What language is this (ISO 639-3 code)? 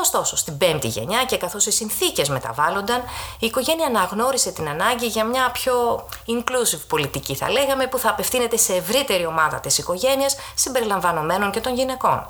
ell